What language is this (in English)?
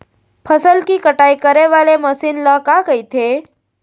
Chhattisgarhi